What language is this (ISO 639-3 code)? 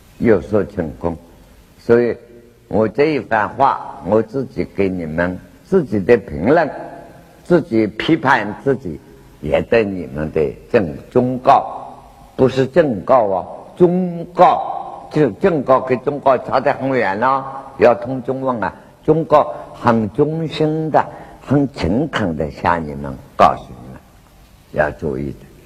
zho